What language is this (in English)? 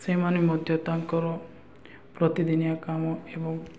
Odia